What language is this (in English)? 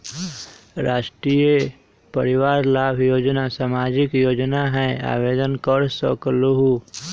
Magahi